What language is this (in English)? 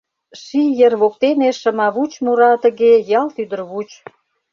Mari